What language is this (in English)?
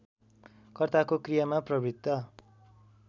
Nepali